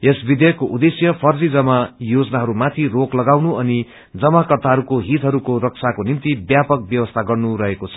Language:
Nepali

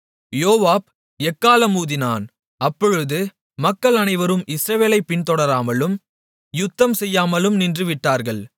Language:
Tamil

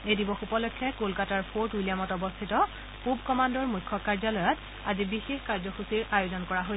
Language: Assamese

